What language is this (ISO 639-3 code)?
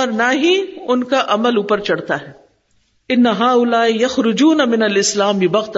urd